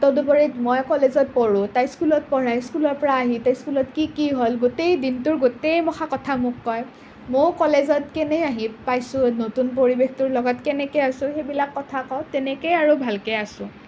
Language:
Assamese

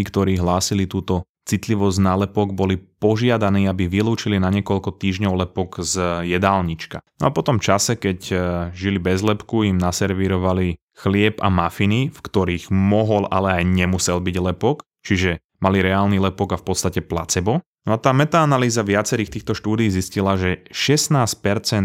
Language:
Slovak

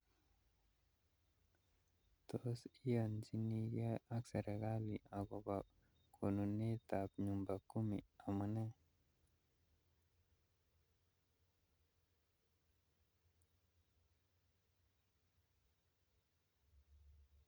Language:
Kalenjin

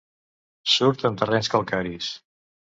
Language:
Catalan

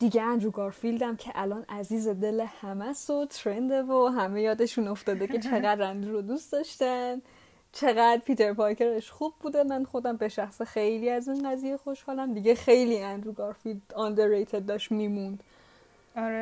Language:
Persian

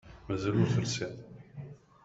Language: Kabyle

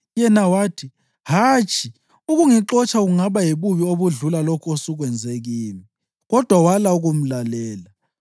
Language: North Ndebele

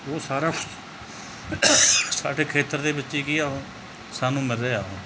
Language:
Punjabi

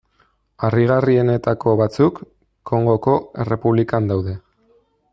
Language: Basque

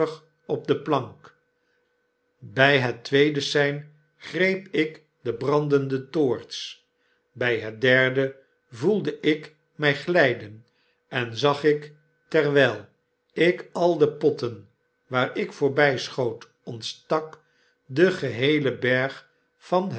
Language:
Dutch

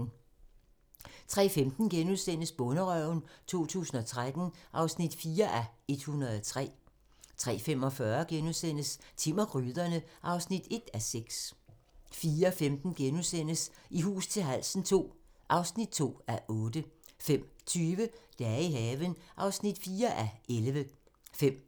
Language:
Danish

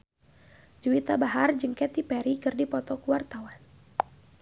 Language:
Sundanese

